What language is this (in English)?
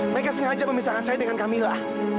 Indonesian